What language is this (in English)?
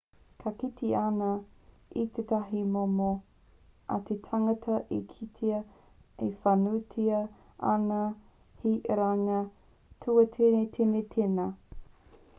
Māori